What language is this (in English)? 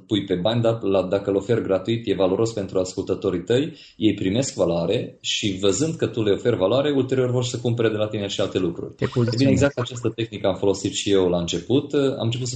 Romanian